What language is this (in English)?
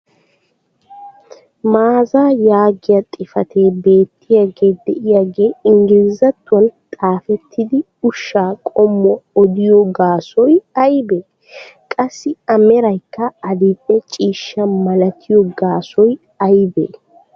Wolaytta